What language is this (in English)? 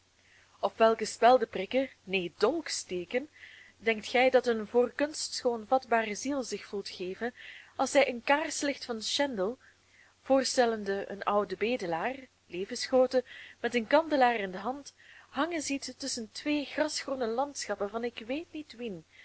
Dutch